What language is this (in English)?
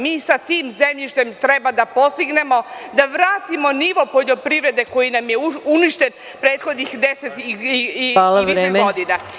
Serbian